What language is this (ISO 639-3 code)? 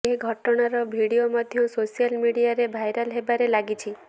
ori